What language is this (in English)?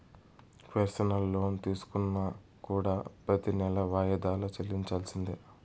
Telugu